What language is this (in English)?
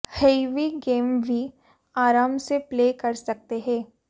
Hindi